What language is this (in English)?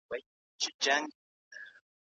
Pashto